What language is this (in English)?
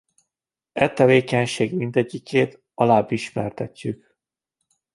Hungarian